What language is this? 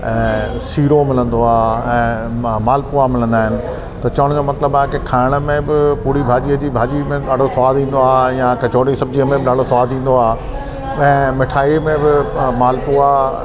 Sindhi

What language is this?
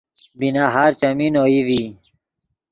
Yidgha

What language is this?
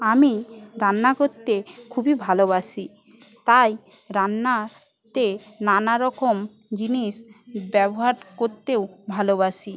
Bangla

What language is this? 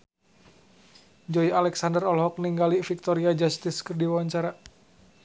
Sundanese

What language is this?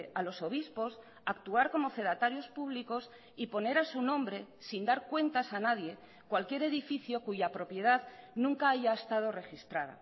Spanish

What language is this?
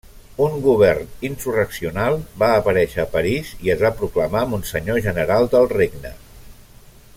Catalan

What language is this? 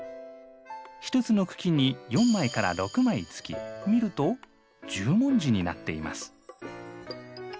Japanese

